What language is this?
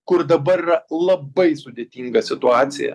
Lithuanian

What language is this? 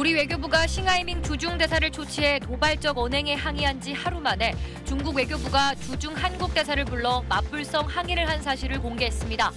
Korean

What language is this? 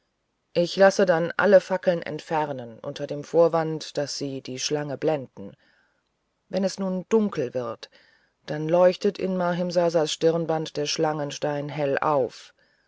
German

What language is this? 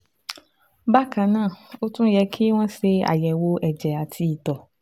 Yoruba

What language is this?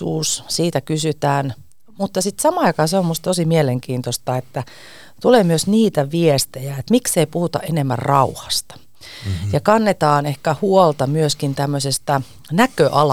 Finnish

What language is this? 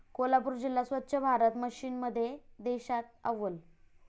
Marathi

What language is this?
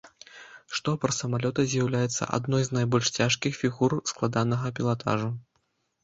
Belarusian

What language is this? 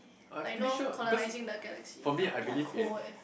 English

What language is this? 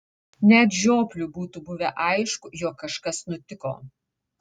Lithuanian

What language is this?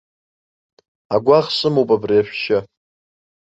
Abkhazian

